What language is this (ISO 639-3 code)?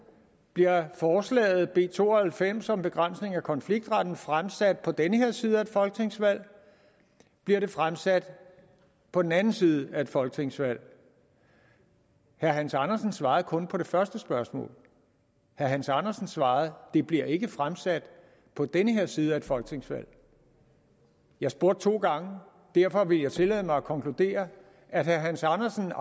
dan